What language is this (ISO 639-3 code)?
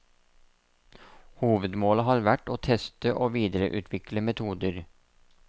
nor